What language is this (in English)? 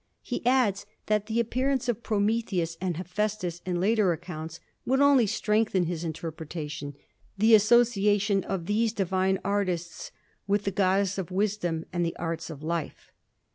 English